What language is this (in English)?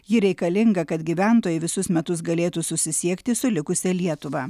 Lithuanian